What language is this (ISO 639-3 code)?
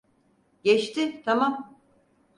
tur